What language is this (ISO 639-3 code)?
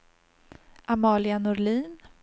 swe